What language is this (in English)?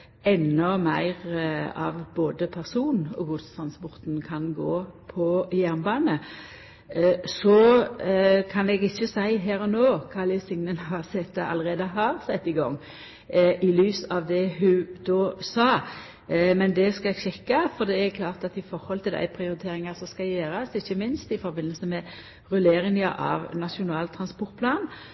Norwegian Nynorsk